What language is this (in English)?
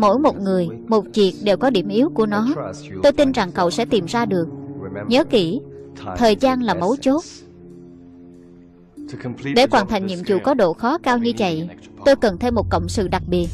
Vietnamese